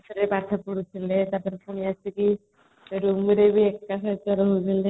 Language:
Odia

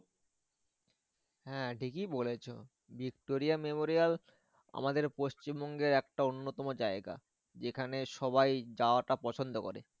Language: Bangla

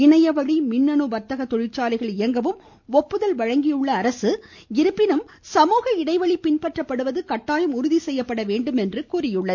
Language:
Tamil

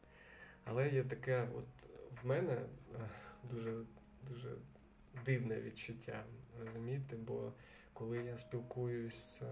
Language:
Ukrainian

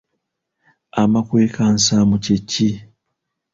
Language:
Ganda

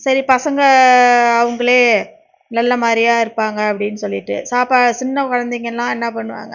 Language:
Tamil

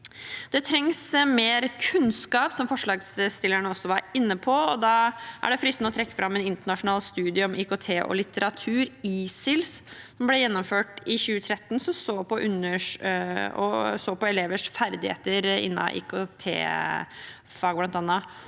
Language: Norwegian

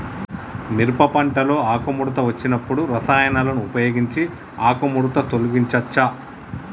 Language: Telugu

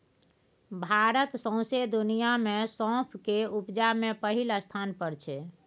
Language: Maithili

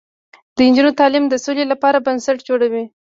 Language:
Pashto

